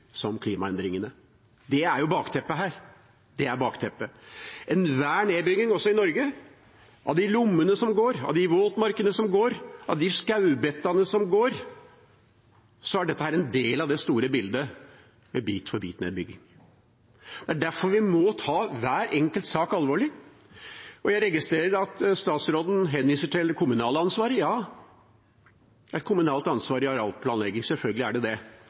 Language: Norwegian Bokmål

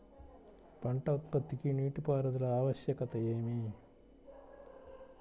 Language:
Telugu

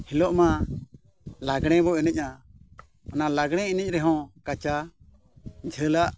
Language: Santali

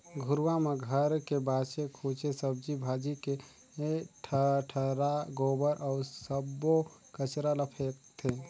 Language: Chhattisgarhi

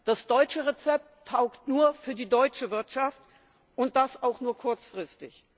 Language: German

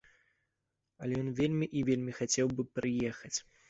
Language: Belarusian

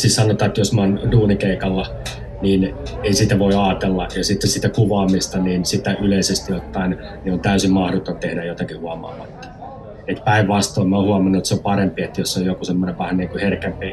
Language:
Finnish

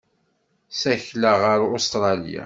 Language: Kabyle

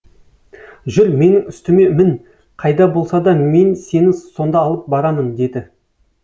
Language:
Kazakh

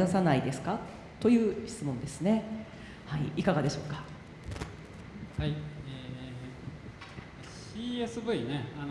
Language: Japanese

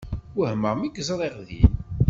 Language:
Kabyle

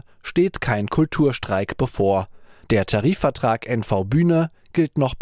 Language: German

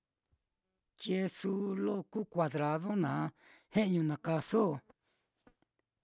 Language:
Mitlatongo Mixtec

